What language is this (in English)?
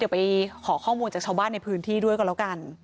Thai